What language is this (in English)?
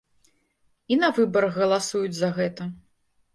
Belarusian